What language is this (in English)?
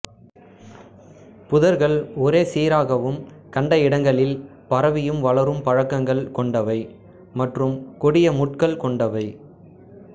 Tamil